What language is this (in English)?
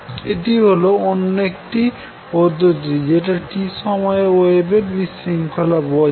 Bangla